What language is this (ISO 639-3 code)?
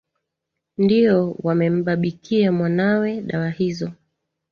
swa